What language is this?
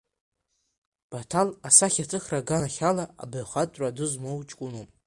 Abkhazian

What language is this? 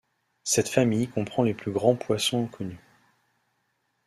French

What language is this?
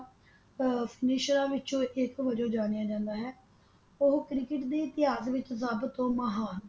Punjabi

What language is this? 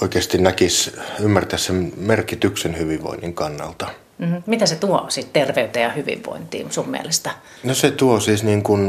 Finnish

